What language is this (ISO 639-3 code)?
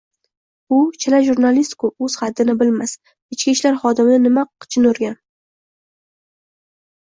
uzb